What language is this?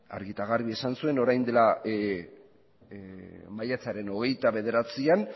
Basque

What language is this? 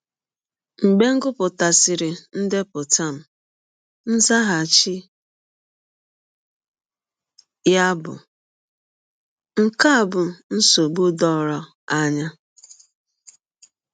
Igbo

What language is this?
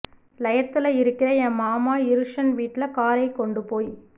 Tamil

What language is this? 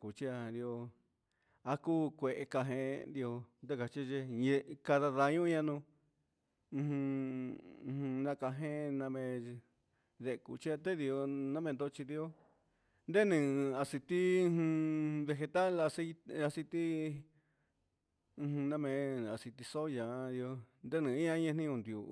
Huitepec Mixtec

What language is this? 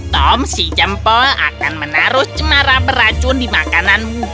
Indonesian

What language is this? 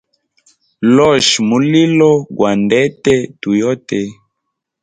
Hemba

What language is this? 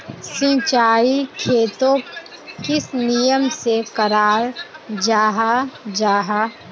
Magahi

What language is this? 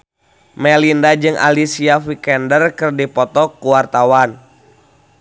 Sundanese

